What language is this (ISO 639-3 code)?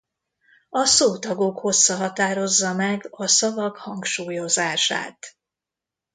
hun